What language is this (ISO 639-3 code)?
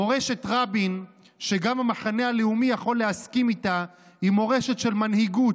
heb